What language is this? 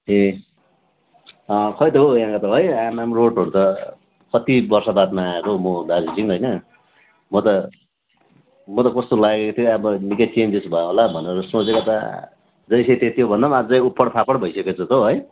Nepali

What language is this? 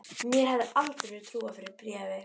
Icelandic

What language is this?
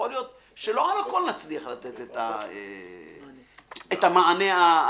Hebrew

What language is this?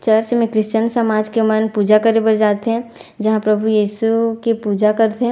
Chhattisgarhi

